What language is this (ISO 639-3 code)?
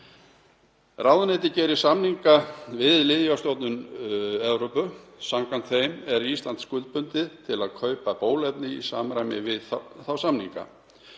isl